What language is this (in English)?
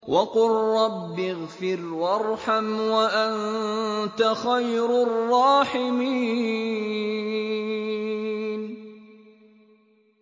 Arabic